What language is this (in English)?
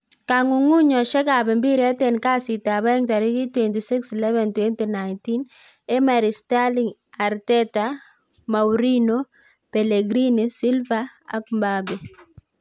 Kalenjin